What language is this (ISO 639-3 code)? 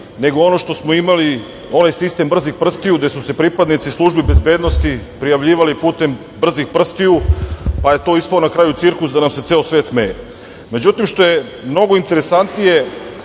srp